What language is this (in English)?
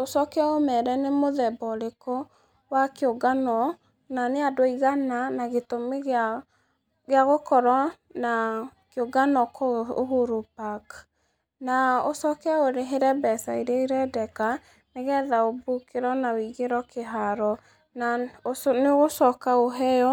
Kikuyu